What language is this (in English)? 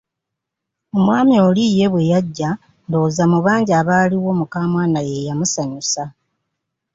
Ganda